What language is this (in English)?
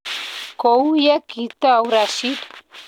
Kalenjin